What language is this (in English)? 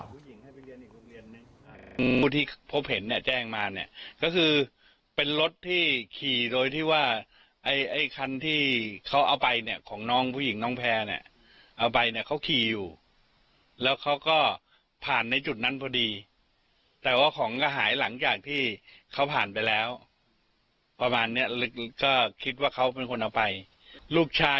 Thai